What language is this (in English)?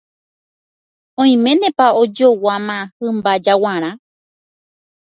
Guarani